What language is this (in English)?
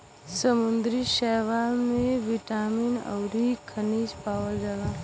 Bhojpuri